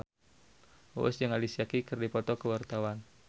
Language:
Sundanese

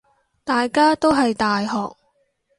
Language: Cantonese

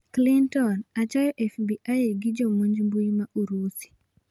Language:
Luo (Kenya and Tanzania)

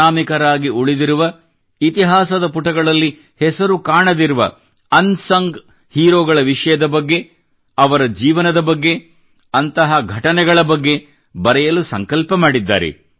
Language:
Kannada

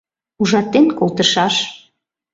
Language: Mari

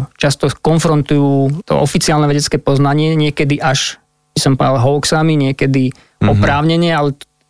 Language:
Slovak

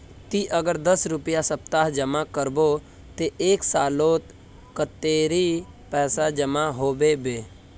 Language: Magahi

